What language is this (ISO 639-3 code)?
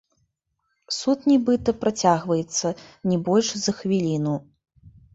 bel